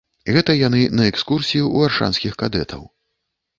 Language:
Belarusian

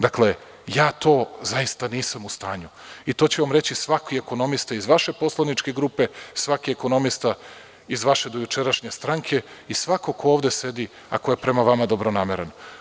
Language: Serbian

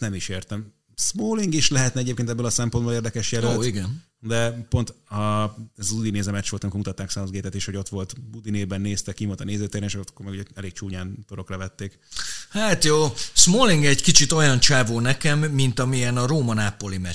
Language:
Hungarian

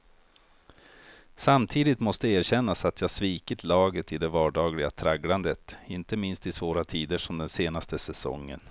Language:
Swedish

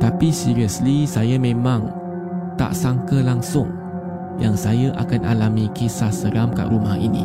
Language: Malay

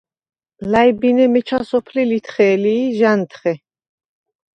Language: Svan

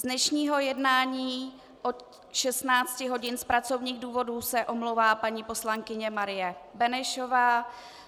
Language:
Czech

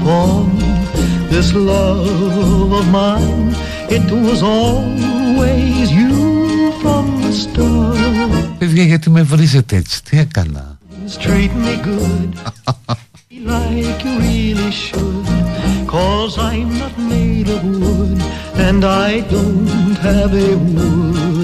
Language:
Greek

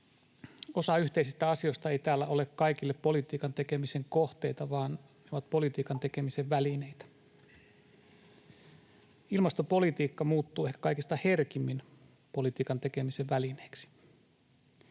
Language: Finnish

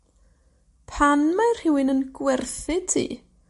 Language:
Welsh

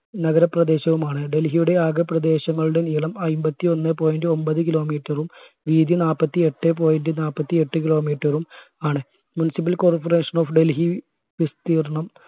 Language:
Malayalam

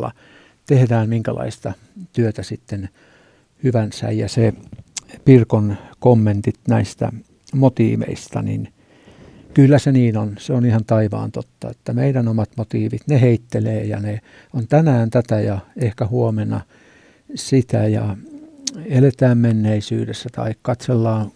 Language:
Finnish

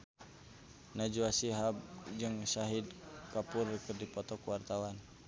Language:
Sundanese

